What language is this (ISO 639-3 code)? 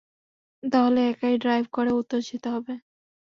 ben